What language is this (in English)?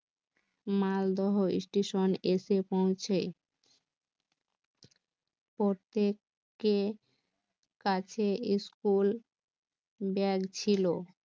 Bangla